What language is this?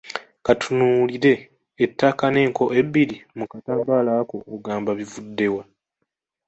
Ganda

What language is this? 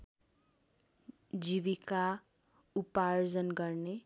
Nepali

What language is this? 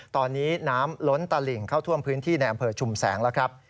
Thai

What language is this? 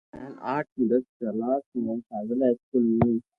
Loarki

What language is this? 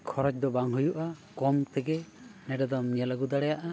Santali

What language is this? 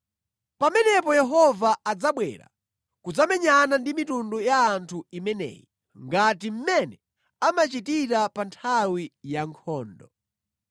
Nyanja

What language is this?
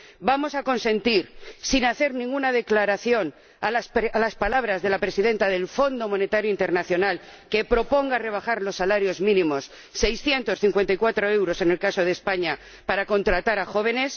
Spanish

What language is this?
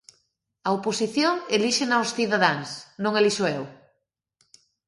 Galician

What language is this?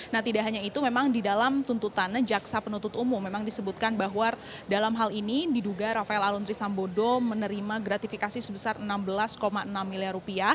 Indonesian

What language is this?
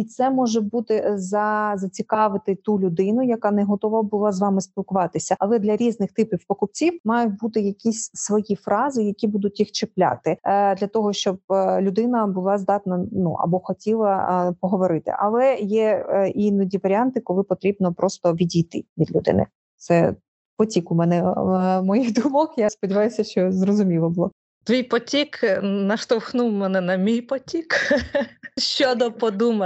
Ukrainian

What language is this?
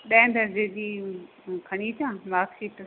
Sindhi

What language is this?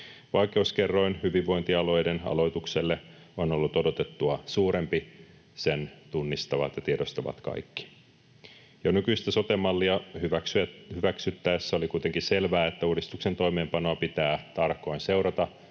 Finnish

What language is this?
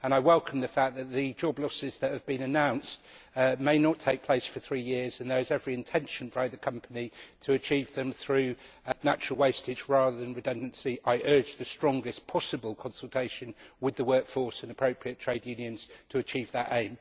English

